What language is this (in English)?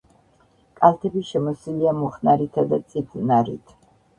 Georgian